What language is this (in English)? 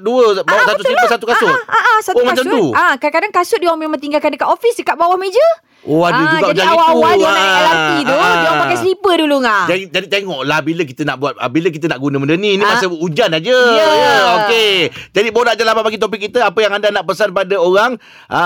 Malay